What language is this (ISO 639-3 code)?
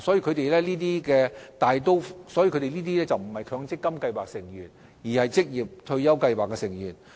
yue